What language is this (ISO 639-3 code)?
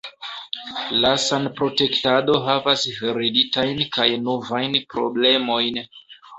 epo